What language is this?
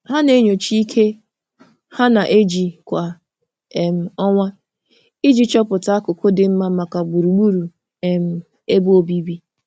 Igbo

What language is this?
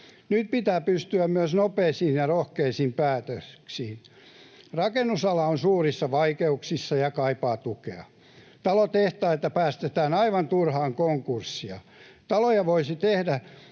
Finnish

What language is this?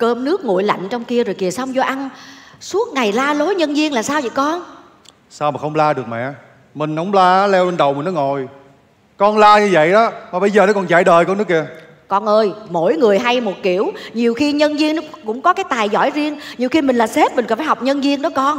Vietnamese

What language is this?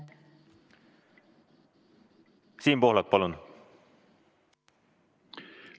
Estonian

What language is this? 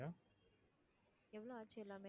Tamil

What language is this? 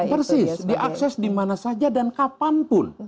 Indonesian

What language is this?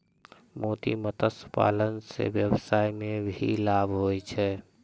Maithili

